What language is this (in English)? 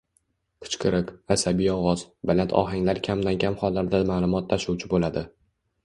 Uzbek